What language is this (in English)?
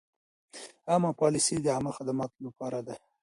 Pashto